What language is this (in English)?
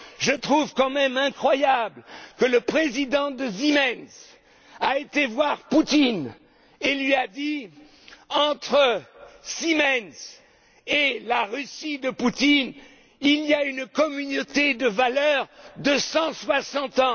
French